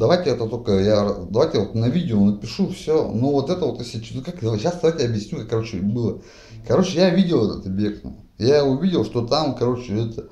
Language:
Russian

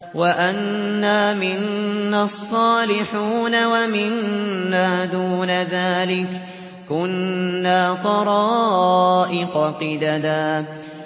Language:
Arabic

